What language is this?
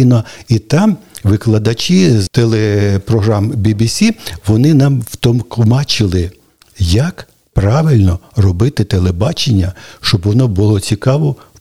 Ukrainian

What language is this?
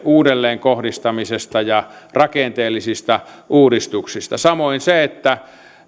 Finnish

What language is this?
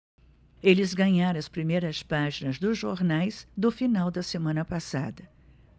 Portuguese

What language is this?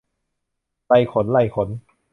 Thai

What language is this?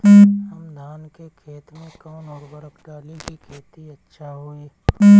Bhojpuri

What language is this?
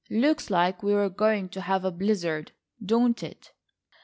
English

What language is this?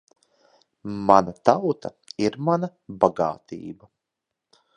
Latvian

